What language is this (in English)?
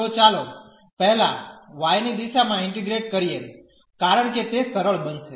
Gujarati